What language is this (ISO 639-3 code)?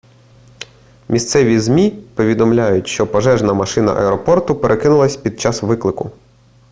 ukr